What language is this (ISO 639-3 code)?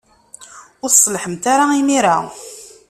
kab